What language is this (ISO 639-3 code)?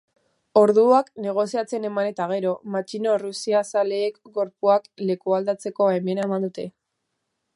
eus